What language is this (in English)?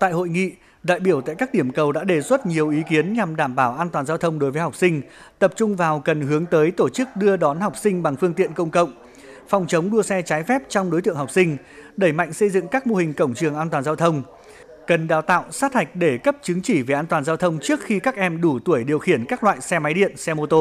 Vietnamese